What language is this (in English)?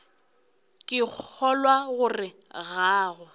Northern Sotho